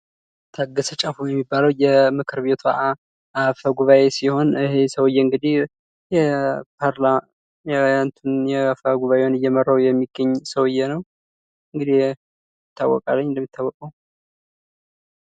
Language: Amharic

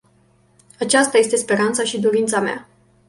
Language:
Romanian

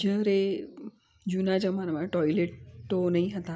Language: Gujarati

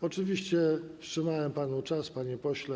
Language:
Polish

